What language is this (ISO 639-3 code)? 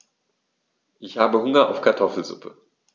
deu